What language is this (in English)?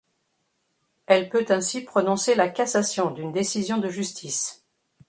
French